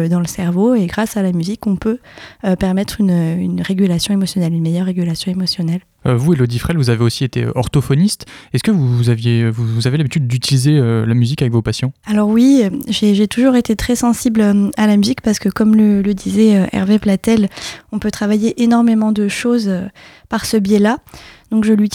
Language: French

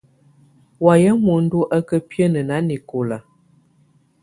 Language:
Tunen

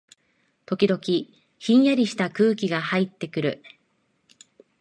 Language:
Japanese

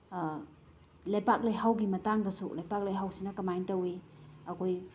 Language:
Manipuri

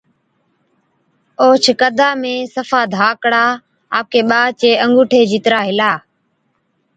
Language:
Od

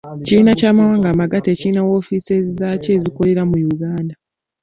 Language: Ganda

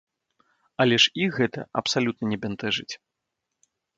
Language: Belarusian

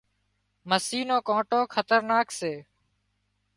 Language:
Wadiyara Koli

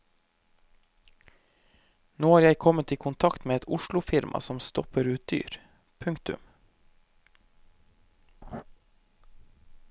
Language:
Norwegian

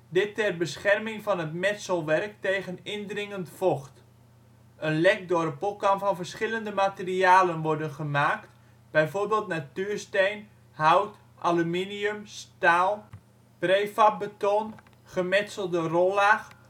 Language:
Dutch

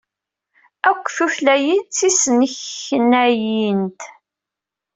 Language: Kabyle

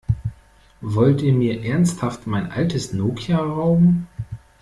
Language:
German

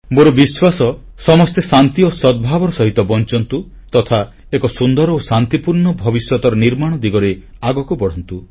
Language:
Odia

